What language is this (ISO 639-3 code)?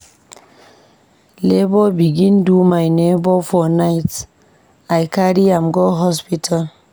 pcm